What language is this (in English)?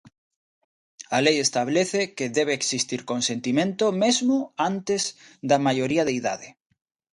Galician